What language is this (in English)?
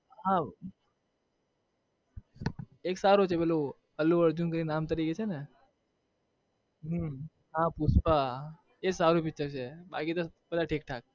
Gujarati